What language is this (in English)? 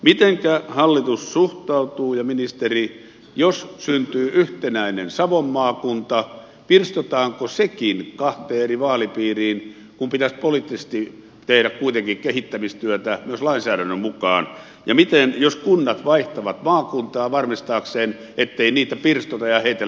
Finnish